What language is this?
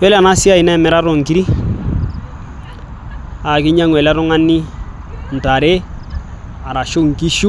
Masai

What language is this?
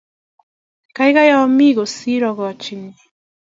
Kalenjin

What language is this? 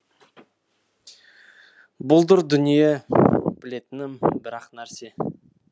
Kazakh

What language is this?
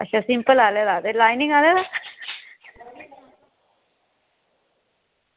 Dogri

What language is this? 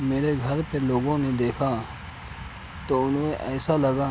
Urdu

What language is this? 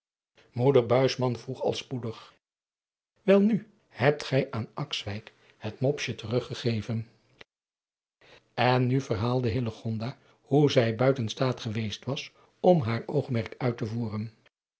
Dutch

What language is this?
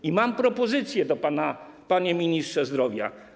Polish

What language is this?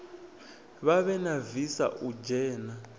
Venda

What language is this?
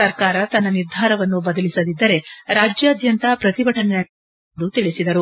Kannada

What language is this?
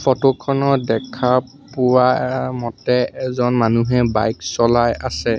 Assamese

